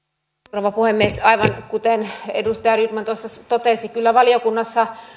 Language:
Finnish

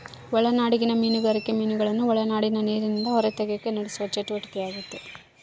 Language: Kannada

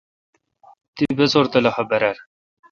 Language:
Kalkoti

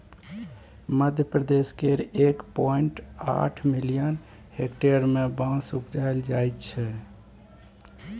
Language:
Maithili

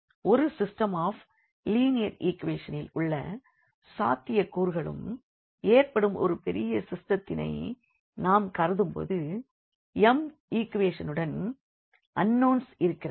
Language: Tamil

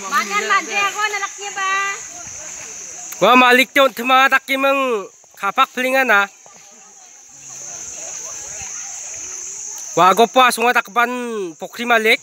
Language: Indonesian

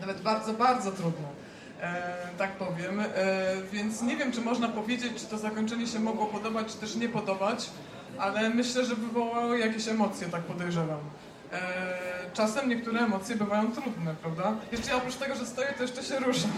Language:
Polish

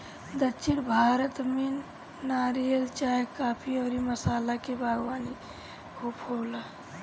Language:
Bhojpuri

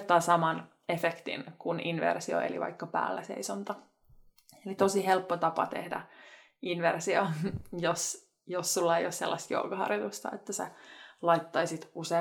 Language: Finnish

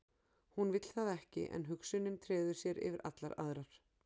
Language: Icelandic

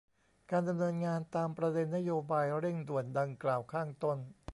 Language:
Thai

